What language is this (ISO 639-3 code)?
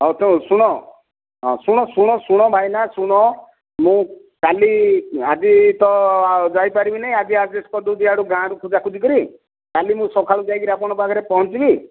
ori